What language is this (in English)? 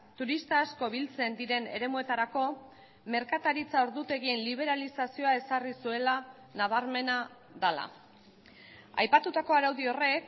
Basque